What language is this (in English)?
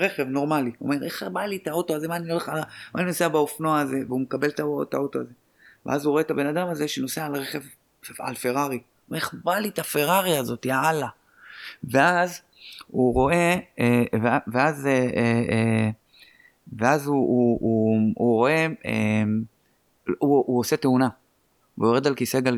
Hebrew